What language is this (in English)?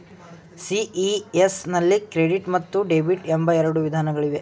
Kannada